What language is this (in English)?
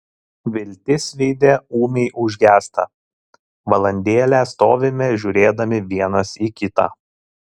Lithuanian